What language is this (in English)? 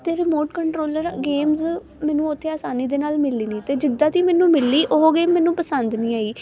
Punjabi